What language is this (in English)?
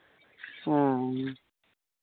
Maithili